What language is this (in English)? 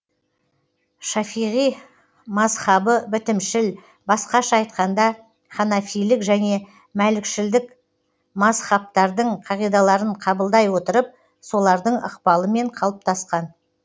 Kazakh